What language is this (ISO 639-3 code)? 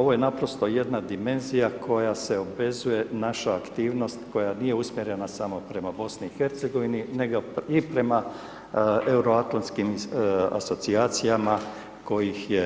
hrv